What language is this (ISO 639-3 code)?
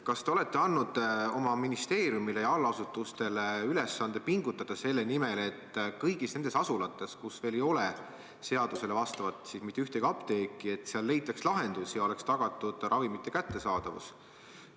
est